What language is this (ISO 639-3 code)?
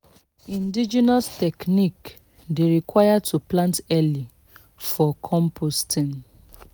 pcm